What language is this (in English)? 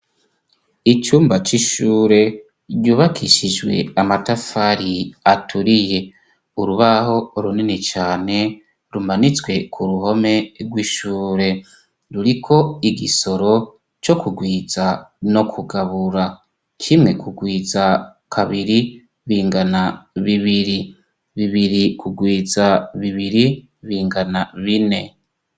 Rundi